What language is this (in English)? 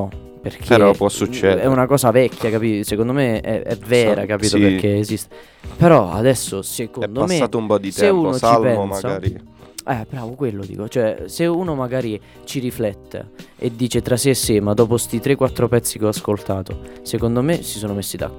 Italian